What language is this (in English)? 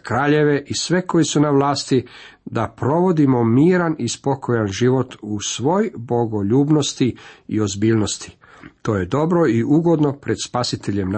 Croatian